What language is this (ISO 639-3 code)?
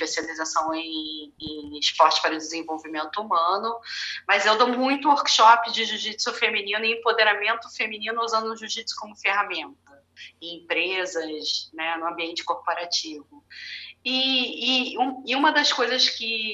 por